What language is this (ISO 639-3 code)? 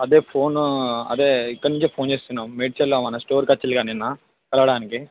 tel